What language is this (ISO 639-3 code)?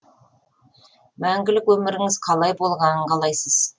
kaz